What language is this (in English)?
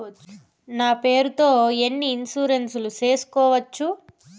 Telugu